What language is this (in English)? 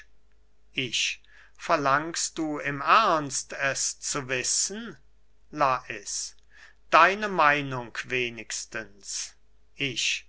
German